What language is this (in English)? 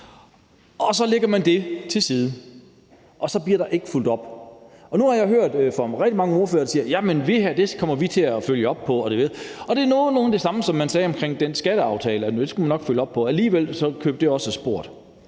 Danish